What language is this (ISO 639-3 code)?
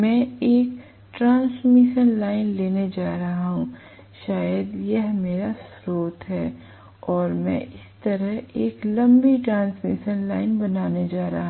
hin